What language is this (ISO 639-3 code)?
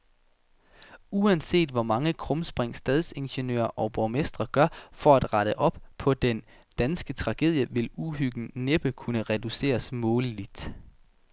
dan